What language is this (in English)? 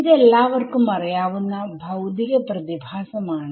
Malayalam